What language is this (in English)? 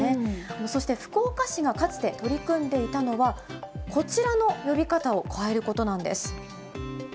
Japanese